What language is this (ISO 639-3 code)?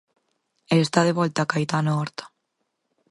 glg